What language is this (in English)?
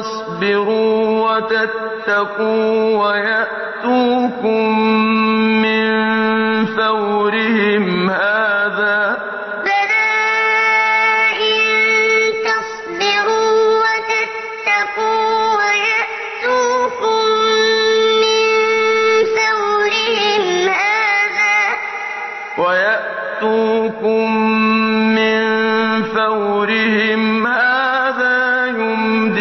Arabic